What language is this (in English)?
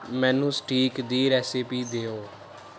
Punjabi